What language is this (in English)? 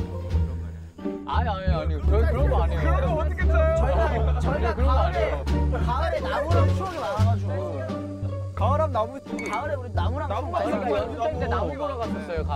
Korean